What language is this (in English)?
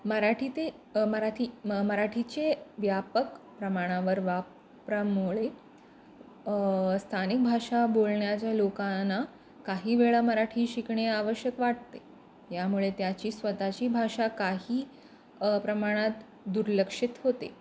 Marathi